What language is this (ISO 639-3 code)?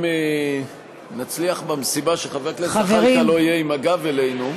heb